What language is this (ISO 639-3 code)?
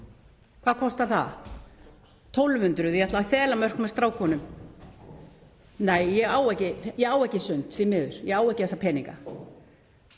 isl